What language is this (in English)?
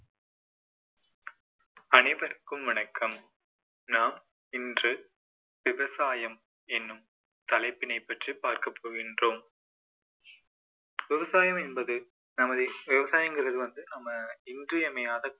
Tamil